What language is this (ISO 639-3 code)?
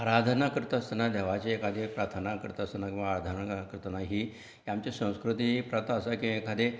kok